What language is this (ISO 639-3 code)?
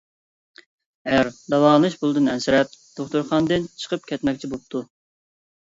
uig